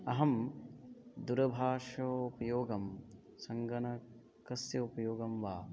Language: Sanskrit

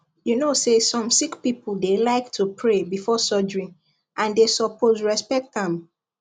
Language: Nigerian Pidgin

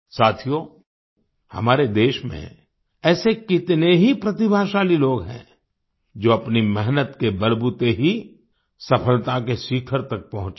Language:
Hindi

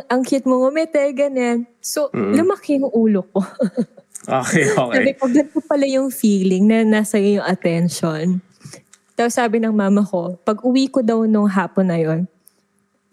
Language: Filipino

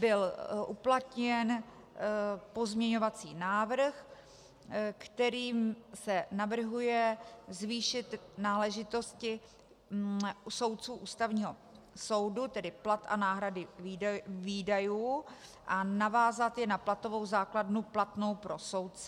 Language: Czech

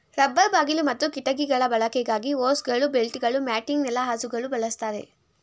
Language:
Kannada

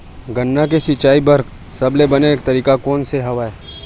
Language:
Chhattisgarhi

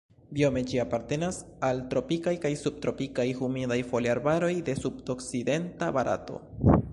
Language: Esperanto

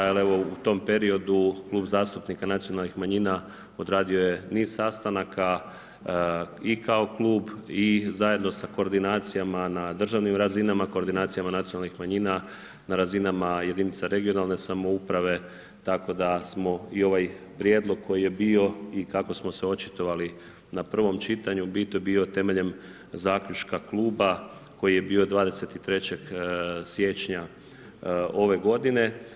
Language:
Croatian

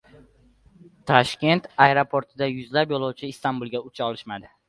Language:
Uzbek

